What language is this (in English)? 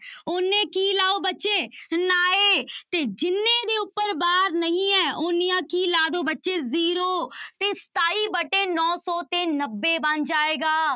Punjabi